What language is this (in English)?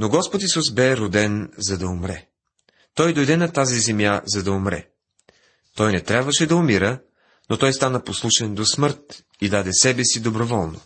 Bulgarian